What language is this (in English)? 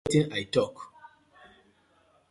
Nigerian Pidgin